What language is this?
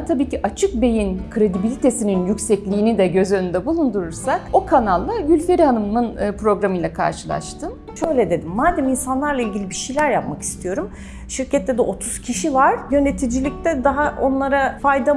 Turkish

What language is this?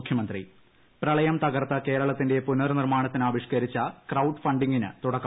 Malayalam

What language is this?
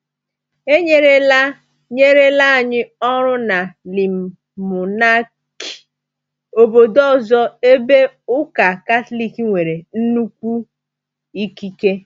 Igbo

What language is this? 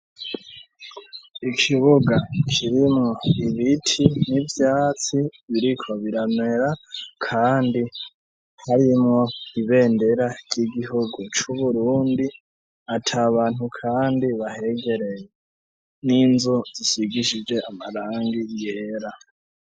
Rundi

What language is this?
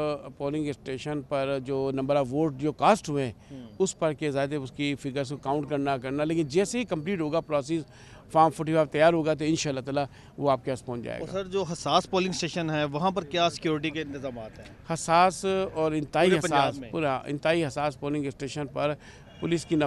Hindi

